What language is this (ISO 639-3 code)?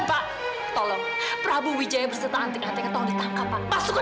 ind